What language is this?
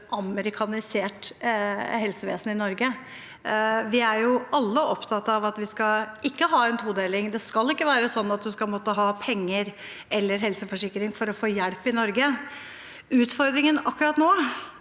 Norwegian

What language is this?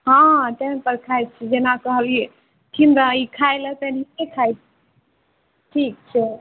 Maithili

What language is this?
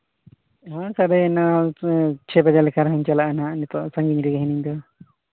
Santali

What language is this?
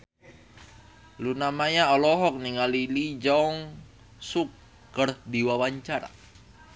Sundanese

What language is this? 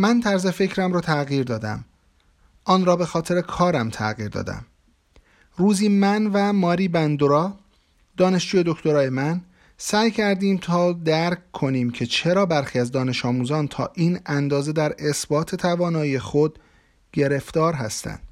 Persian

